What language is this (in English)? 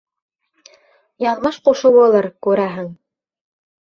Bashkir